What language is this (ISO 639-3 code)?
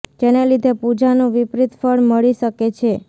guj